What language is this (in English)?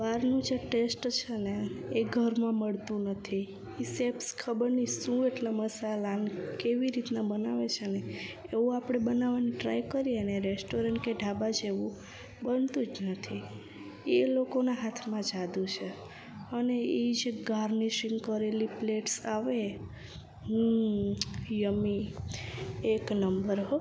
Gujarati